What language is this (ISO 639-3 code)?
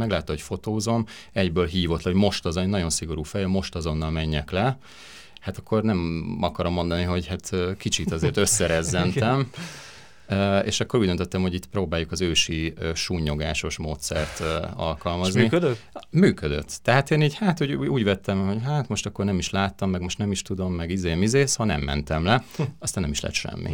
hun